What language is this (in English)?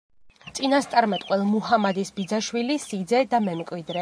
Georgian